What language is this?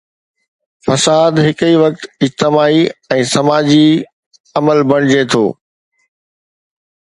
Sindhi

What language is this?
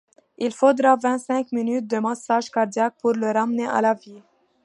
French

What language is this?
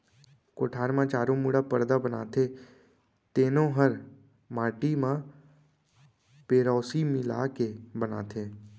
Chhattisgarhi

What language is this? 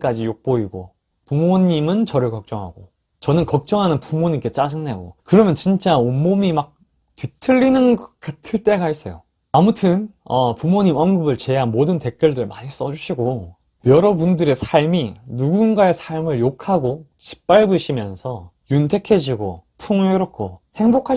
Korean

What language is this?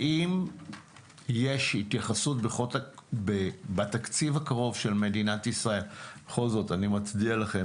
Hebrew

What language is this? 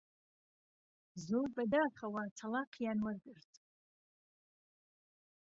Central Kurdish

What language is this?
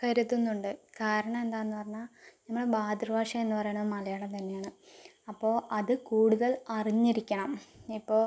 Malayalam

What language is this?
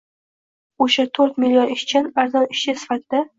Uzbek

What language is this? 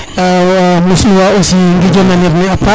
Serer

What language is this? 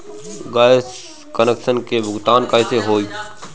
Bhojpuri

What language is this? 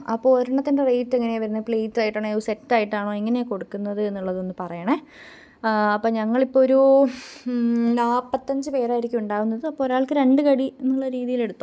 Malayalam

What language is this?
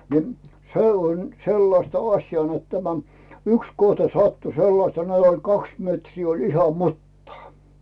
Finnish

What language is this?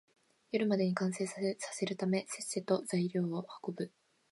Japanese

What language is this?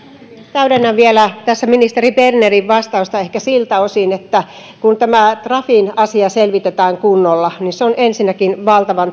Finnish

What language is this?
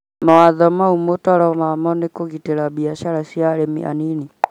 Kikuyu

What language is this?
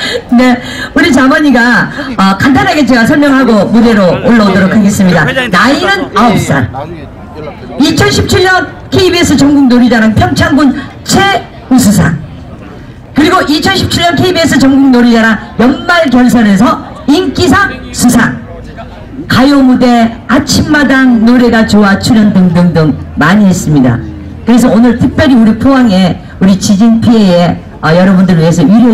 Korean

